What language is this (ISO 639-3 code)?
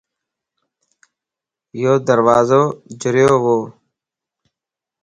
lss